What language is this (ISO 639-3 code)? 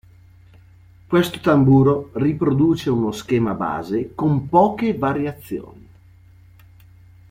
ita